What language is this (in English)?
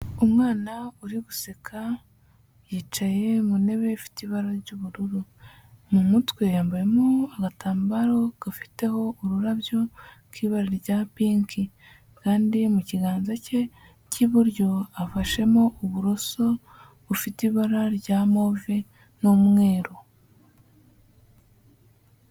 Kinyarwanda